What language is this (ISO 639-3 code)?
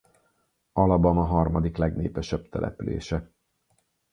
hun